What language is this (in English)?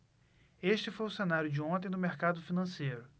Portuguese